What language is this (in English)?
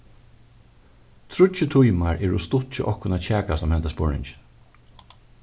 Faroese